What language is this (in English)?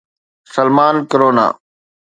Sindhi